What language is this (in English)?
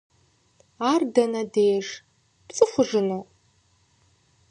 Kabardian